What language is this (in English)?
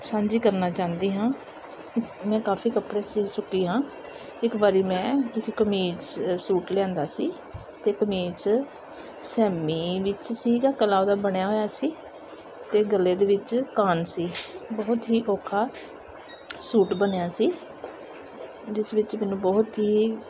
Punjabi